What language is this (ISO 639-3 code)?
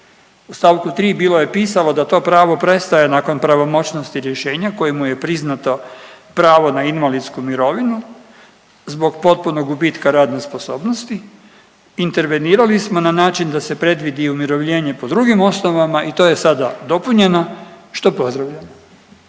hrv